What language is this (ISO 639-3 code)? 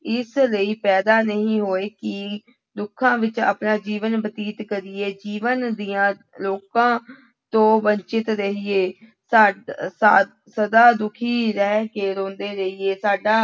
pan